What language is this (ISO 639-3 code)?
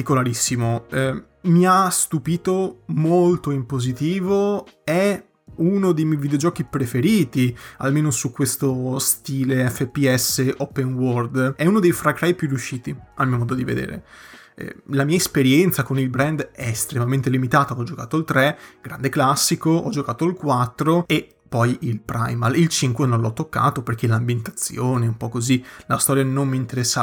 ita